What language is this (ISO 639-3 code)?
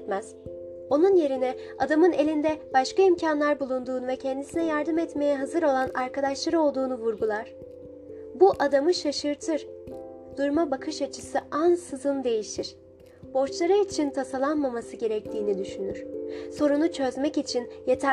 tur